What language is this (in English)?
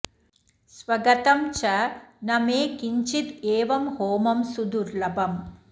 Sanskrit